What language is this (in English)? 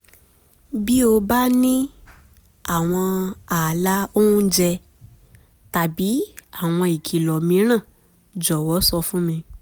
Yoruba